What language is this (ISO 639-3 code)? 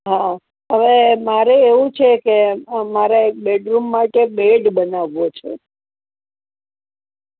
guj